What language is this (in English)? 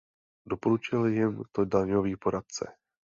Czech